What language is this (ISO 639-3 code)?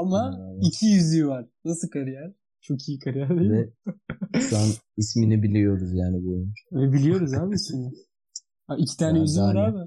tur